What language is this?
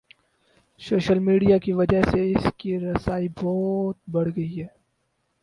Urdu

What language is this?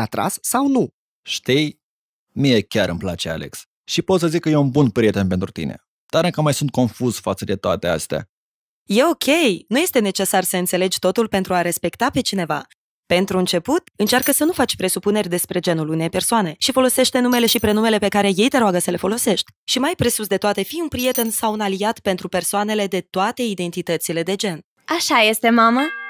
Romanian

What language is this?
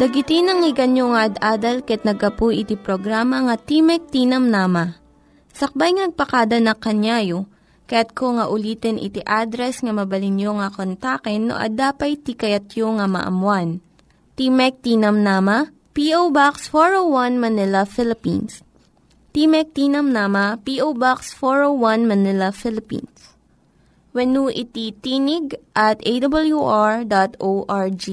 Filipino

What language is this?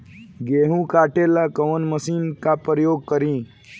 Bhojpuri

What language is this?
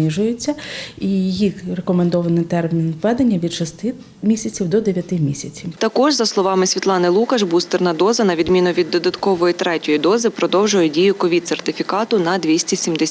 Ukrainian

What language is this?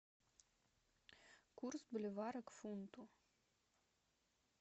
Russian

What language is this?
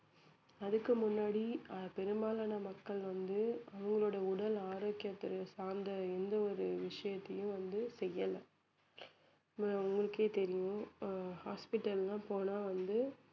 Tamil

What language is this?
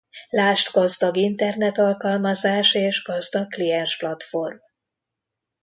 Hungarian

